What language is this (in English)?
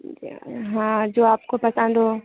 Hindi